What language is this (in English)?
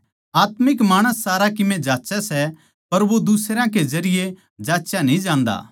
Haryanvi